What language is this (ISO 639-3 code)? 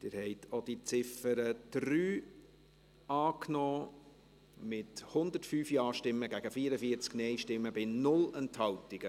gsw